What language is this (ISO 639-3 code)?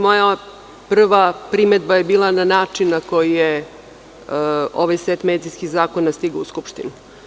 srp